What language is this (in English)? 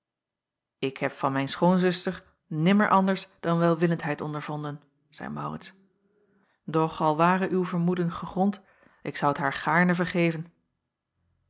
Dutch